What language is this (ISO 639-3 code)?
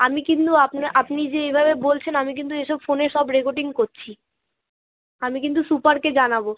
ben